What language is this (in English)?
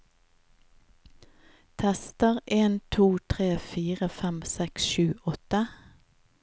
Norwegian